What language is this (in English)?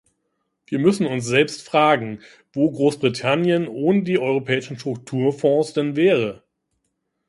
German